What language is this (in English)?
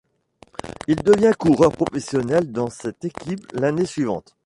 French